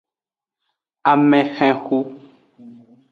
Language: Aja (Benin)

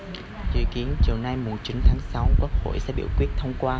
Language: Vietnamese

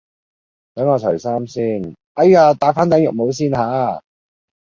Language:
Cantonese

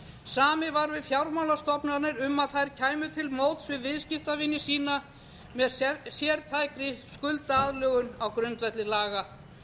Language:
Icelandic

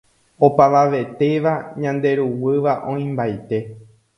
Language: Guarani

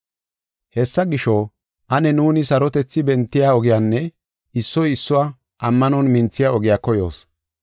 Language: Gofa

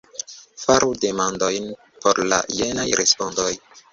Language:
Esperanto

